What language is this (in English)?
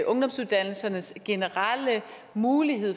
Danish